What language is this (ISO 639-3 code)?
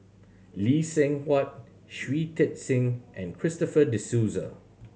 eng